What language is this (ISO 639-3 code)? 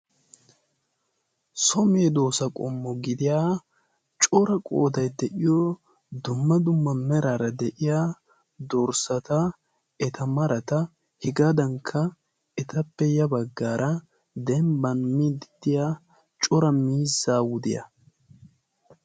wal